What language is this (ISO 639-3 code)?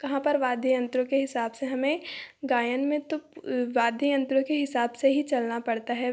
hin